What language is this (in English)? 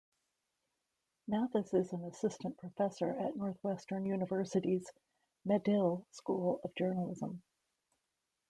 English